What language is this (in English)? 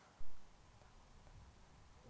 Kazakh